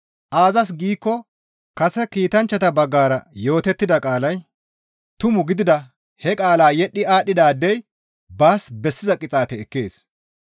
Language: Gamo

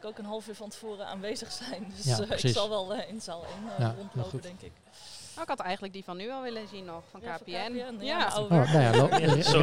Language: Dutch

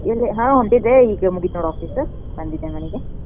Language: Kannada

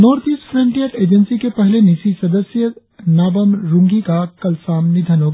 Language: Hindi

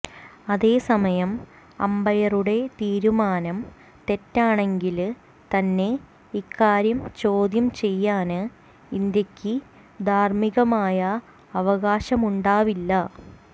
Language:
Malayalam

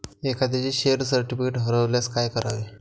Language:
Marathi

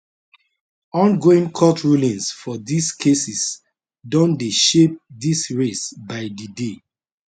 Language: Nigerian Pidgin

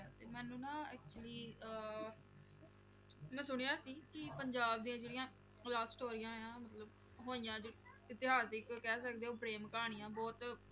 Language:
Punjabi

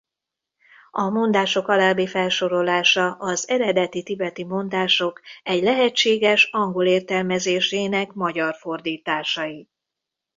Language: Hungarian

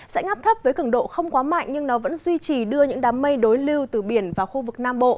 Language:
Vietnamese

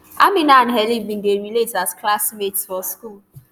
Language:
Nigerian Pidgin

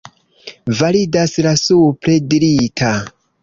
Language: Esperanto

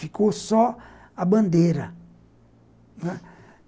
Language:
Portuguese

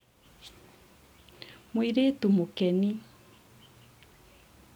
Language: Kikuyu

